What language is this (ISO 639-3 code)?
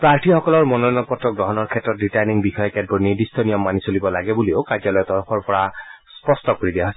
asm